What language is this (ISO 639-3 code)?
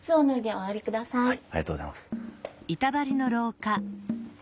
jpn